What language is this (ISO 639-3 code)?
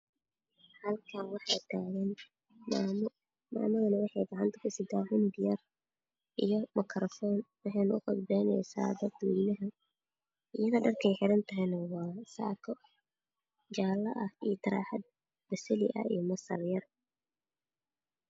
som